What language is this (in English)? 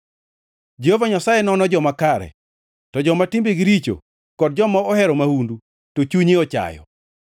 Luo (Kenya and Tanzania)